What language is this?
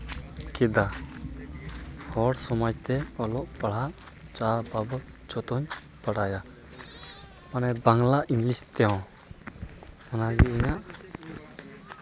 Santali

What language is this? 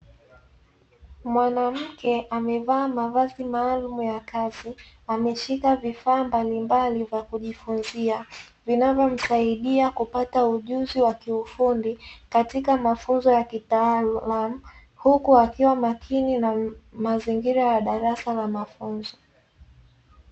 Swahili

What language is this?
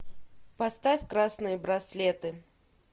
Russian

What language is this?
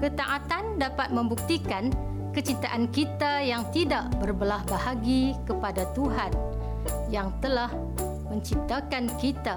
Malay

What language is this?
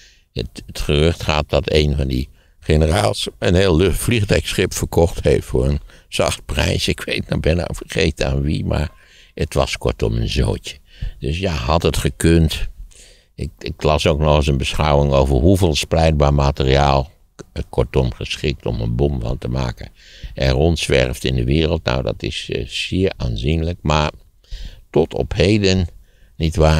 Dutch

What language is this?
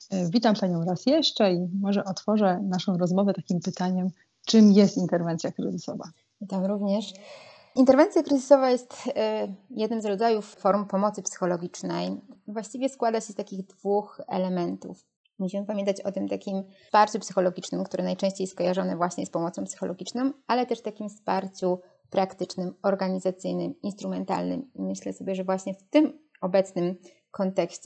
Polish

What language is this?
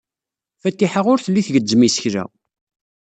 Kabyle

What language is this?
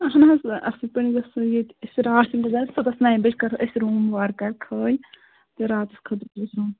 Kashmiri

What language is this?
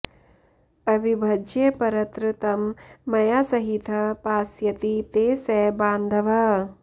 Sanskrit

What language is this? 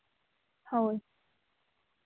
Santali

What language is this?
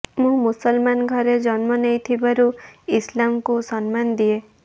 Odia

